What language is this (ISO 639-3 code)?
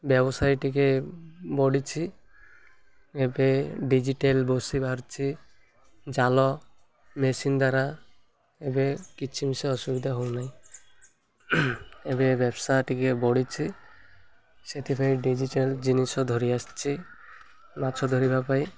ori